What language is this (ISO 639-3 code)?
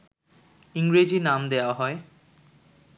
ben